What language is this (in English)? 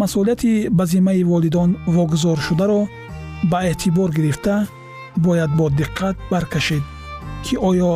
Persian